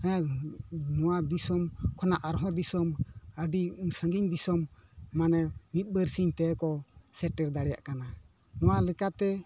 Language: Santali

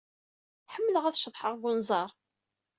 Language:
Kabyle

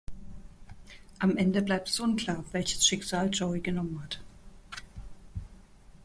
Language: German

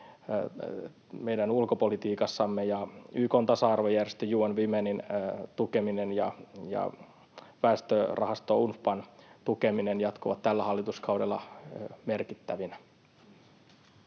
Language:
Finnish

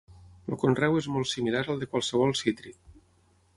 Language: Catalan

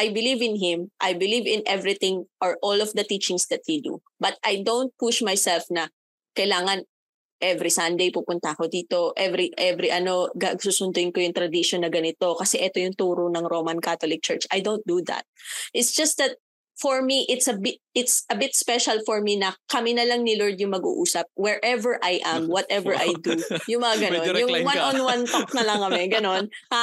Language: Filipino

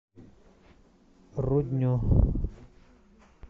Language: Russian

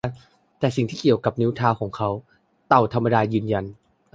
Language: Thai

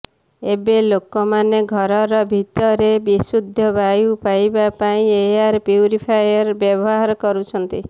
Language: Odia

